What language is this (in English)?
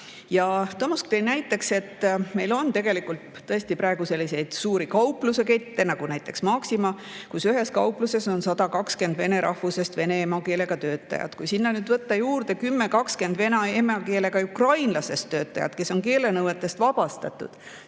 Estonian